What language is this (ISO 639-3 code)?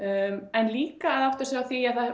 isl